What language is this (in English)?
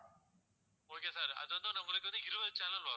Tamil